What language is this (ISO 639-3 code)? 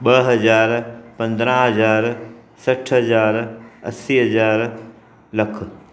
snd